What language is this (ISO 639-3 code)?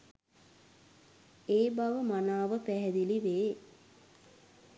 sin